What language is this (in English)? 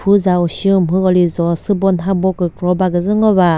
Chokri Naga